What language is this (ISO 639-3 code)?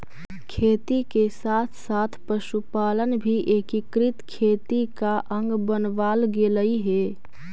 mag